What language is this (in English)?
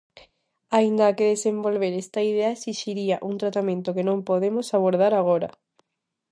Galician